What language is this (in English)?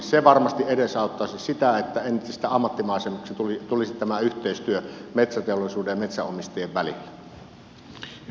Finnish